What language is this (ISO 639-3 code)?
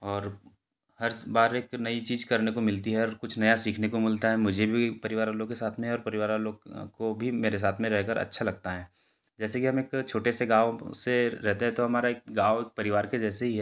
hin